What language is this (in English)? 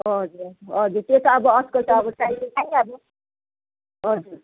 Nepali